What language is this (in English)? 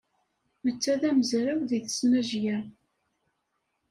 Kabyle